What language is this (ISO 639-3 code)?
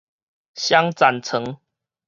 nan